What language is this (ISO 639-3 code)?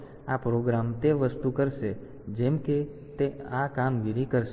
guj